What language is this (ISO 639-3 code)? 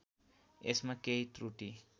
nep